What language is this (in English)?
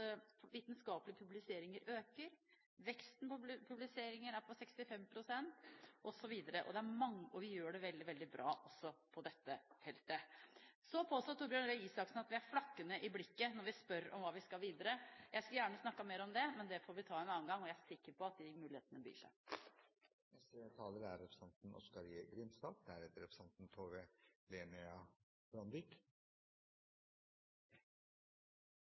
Norwegian